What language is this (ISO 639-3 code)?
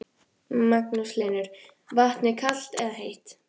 isl